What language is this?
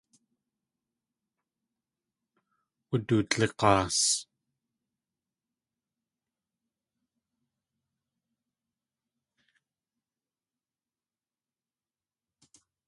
Tlingit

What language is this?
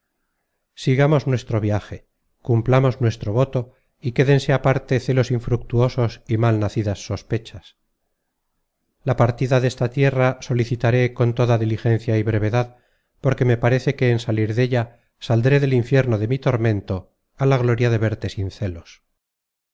Spanish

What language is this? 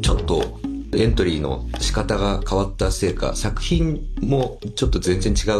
Japanese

